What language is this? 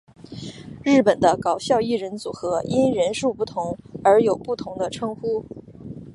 Chinese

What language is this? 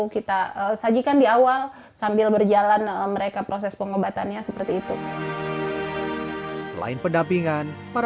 Indonesian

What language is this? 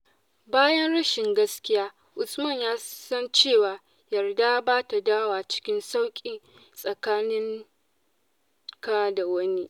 Hausa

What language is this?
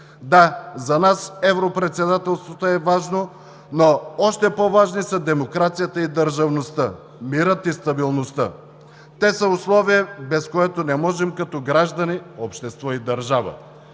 Bulgarian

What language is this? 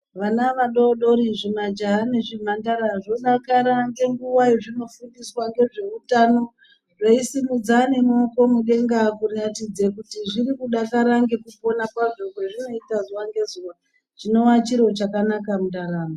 Ndau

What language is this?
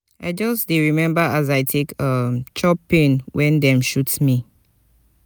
Nigerian Pidgin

